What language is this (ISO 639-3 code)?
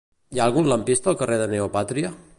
cat